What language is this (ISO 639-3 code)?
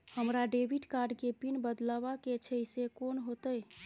mai